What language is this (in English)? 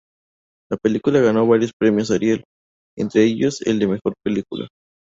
Spanish